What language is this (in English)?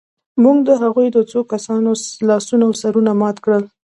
Pashto